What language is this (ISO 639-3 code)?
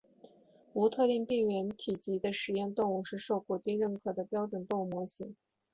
zho